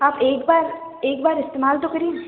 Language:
Hindi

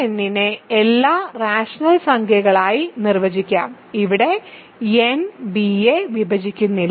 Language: Malayalam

